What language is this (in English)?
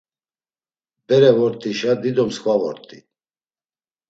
Laz